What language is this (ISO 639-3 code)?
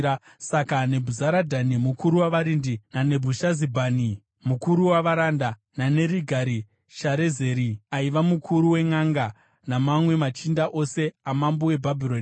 sna